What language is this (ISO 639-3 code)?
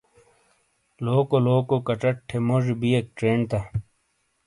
scl